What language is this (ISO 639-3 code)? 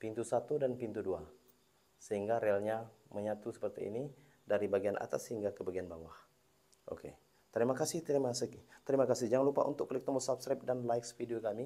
ind